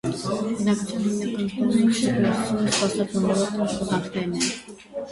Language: Armenian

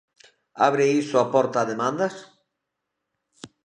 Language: Galician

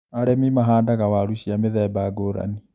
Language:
Kikuyu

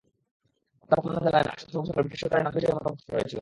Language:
Bangla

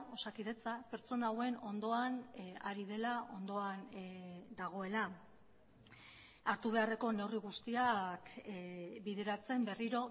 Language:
Basque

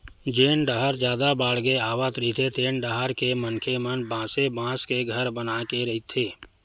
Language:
Chhattisgarhi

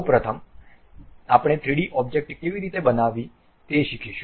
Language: Gujarati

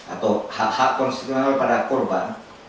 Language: Indonesian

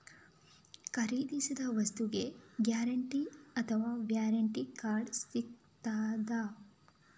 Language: Kannada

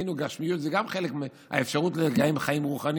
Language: Hebrew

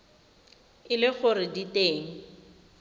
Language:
Tswana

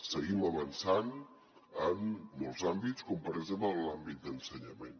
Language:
Catalan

